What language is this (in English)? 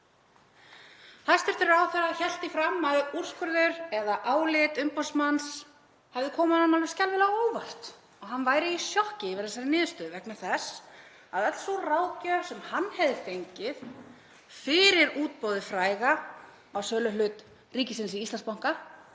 Icelandic